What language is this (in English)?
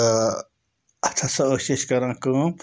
Kashmiri